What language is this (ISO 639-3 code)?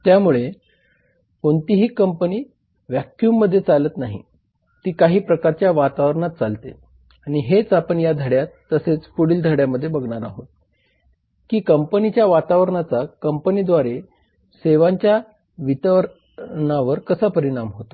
mar